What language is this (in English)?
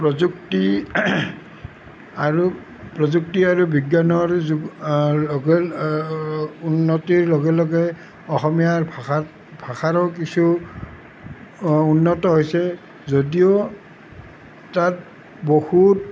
Assamese